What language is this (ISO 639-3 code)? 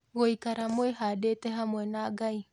kik